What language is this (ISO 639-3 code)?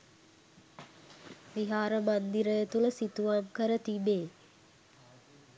sin